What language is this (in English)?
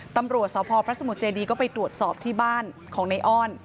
Thai